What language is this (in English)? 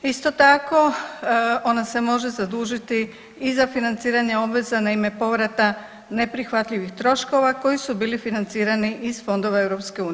Croatian